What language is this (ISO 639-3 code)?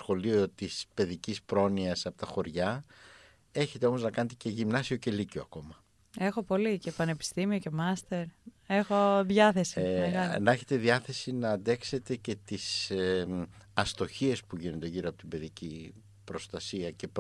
ell